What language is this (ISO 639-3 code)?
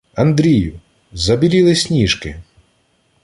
ukr